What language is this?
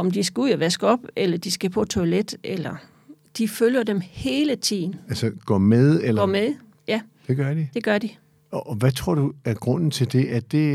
Danish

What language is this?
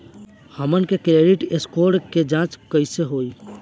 Bhojpuri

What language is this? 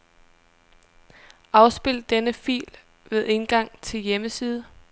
Danish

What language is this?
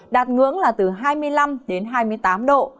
Vietnamese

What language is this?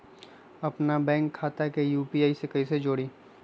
Magahi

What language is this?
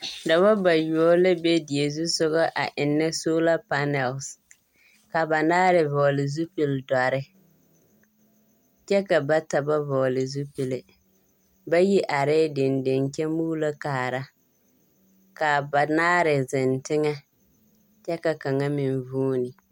Southern Dagaare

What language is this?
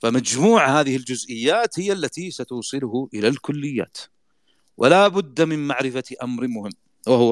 Arabic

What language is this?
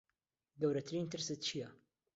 Central Kurdish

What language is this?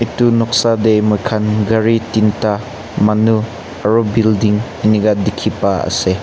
Naga Pidgin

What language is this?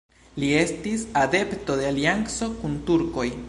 Esperanto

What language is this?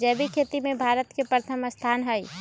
Magahi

